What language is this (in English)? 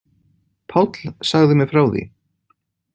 Icelandic